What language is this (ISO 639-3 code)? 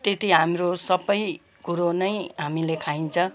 nep